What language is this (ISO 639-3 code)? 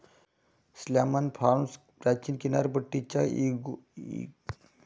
mar